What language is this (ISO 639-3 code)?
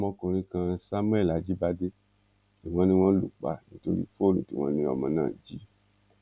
yor